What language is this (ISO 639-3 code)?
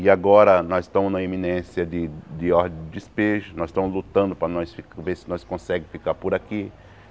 por